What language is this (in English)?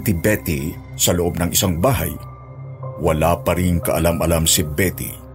Filipino